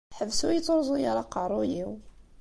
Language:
Kabyle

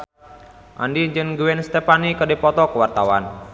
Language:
Sundanese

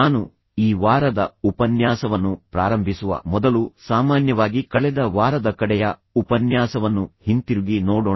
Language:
Kannada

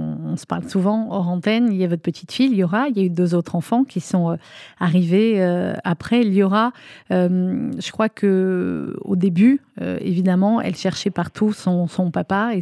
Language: French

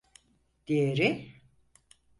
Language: Turkish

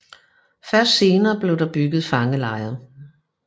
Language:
Danish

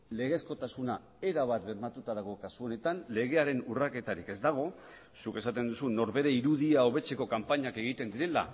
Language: Basque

